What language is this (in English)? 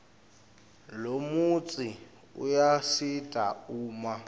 Swati